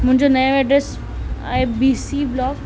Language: Sindhi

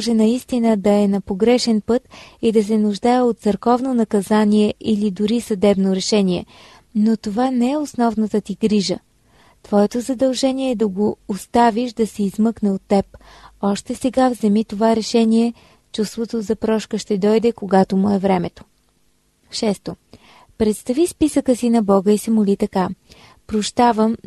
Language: Bulgarian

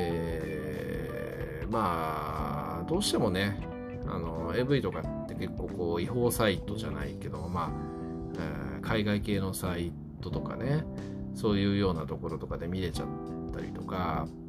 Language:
Japanese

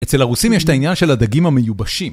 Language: Hebrew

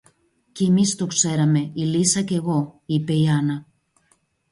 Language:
Greek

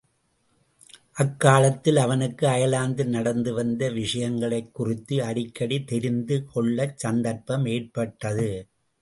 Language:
Tamil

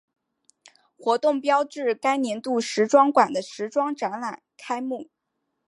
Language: Chinese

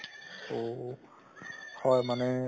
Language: Assamese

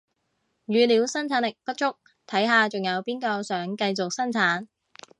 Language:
Cantonese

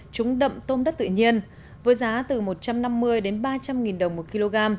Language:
Vietnamese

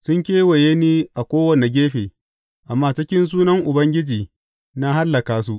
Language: Hausa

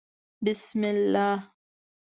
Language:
Pashto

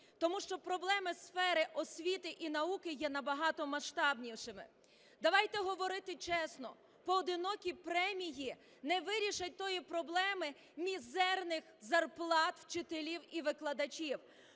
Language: Ukrainian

